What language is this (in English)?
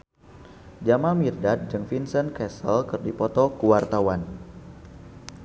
Sundanese